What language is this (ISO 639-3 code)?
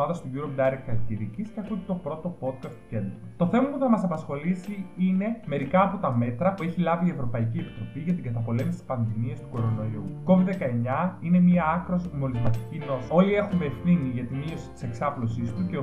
ell